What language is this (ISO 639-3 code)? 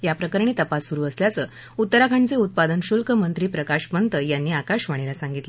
mar